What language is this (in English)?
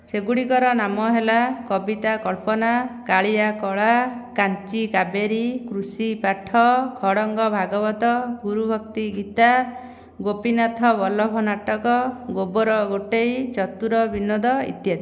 Odia